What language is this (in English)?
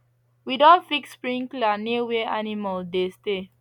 Nigerian Pidgin